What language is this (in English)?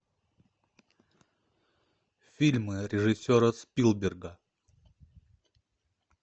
Russian